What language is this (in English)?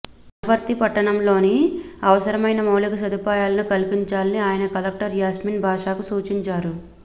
Telugu